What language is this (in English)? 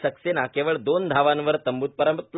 Marathi